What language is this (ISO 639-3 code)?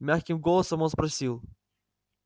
rus